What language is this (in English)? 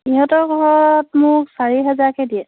Assamese